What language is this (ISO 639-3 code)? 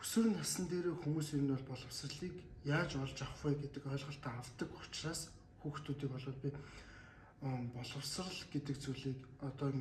mon